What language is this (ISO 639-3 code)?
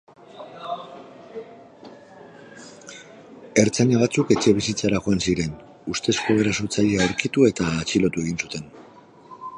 eus